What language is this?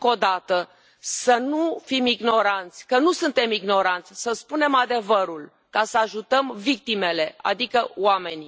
Romanian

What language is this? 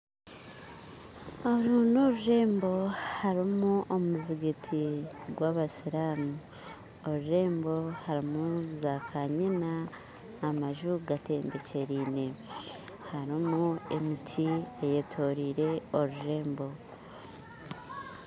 Nyankole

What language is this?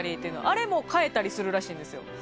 Japanese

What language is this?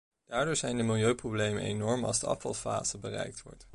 Dutch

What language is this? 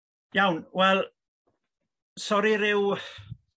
Welsh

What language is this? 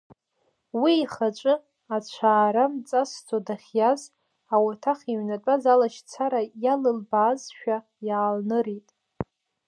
Abkhazian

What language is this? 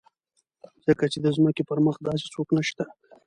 Pashto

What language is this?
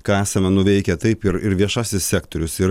Lithuanian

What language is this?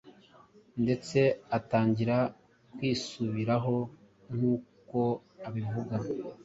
Kinyarwanda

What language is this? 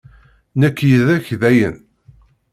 Kabyle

